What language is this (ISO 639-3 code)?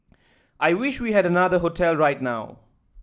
eng